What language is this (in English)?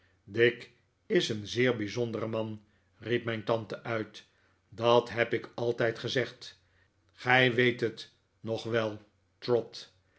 Dutch